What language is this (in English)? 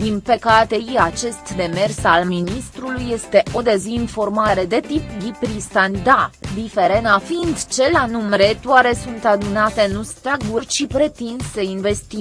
Romanian